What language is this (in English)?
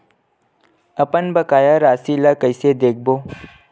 Chhattisgarhi